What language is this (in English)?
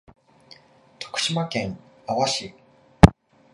Japanese